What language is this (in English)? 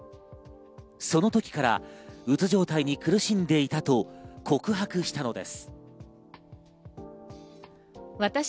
Japanese